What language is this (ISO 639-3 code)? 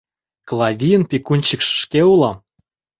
chm